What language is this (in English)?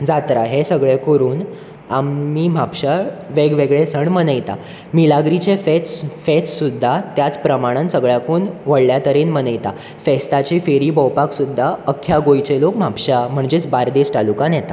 Konkani